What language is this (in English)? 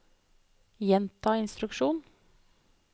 Norwegian